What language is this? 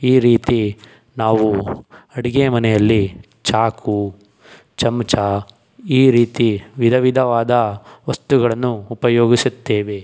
Kannada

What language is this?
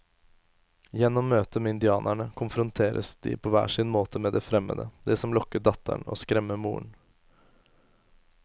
Norwegian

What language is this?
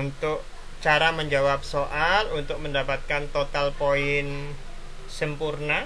Indonesian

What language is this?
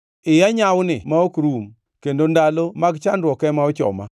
Luo (Kenya and Tanzania)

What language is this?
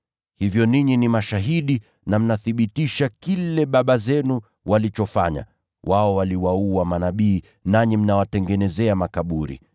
Swahili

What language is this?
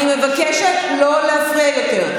Hebrew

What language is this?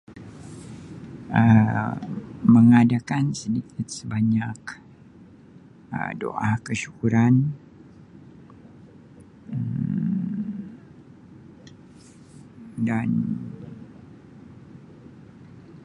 Sabah Malay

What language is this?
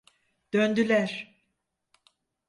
Turkish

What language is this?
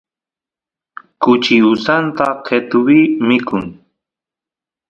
Santiago del Estero Quichua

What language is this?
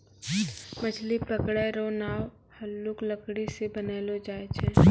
Maithili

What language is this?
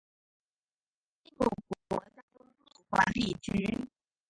Chinese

